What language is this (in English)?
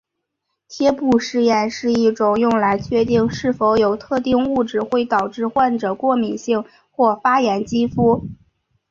Chinese